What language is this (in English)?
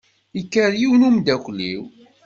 Kabyle